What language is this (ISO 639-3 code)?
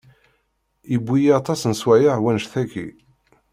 kab